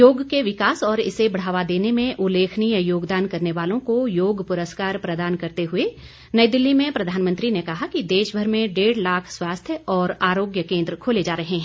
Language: Hindi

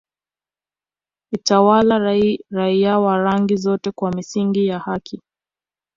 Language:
Swahili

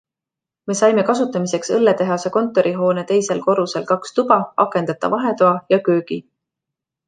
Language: Estonian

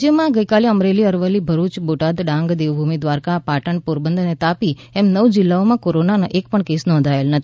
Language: Gujarati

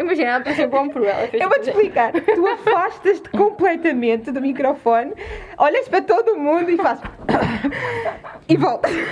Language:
Portuguese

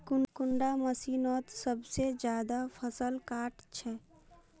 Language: Magahi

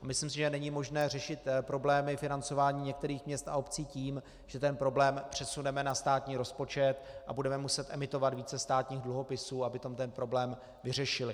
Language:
Czech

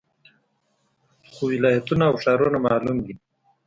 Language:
Pashto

